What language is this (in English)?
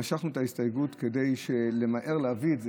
Hebrew